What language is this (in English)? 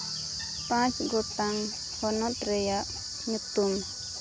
Santali